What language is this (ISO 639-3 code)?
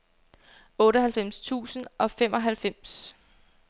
dan